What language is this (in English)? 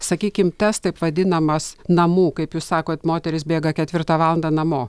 Lithuanian